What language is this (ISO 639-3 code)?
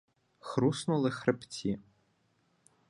ukr